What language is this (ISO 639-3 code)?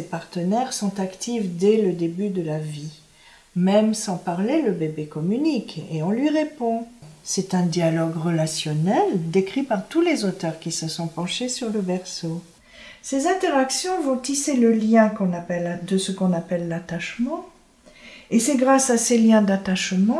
fra